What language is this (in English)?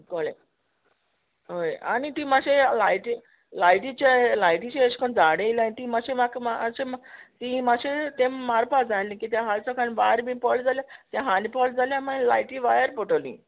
Konkani